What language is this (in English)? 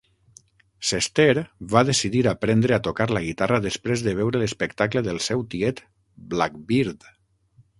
Catalan